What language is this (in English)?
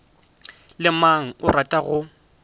Northern Sotho